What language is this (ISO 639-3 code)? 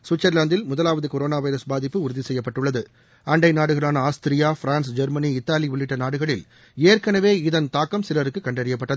tam